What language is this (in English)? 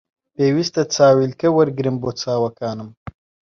Central Kurdish